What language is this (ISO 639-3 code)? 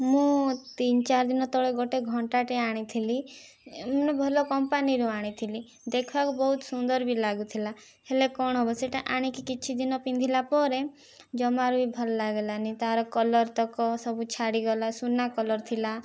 ori